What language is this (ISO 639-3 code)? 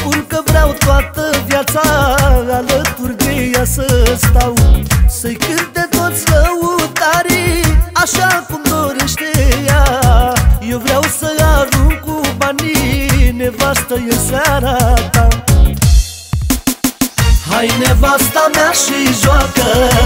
ron